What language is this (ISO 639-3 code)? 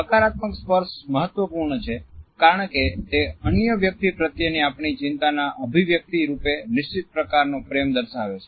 guj